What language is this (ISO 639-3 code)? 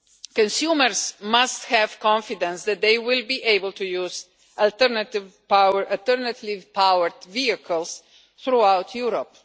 eng